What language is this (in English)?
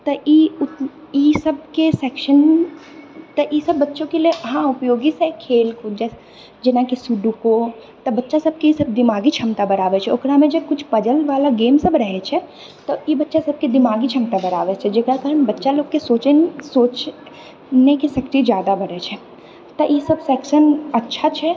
Maithili